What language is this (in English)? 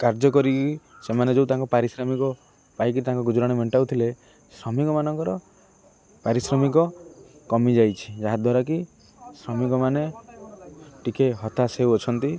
Odia